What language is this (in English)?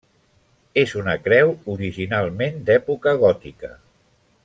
Catalan